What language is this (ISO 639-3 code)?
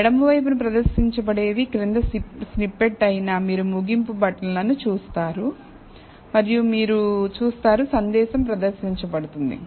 tel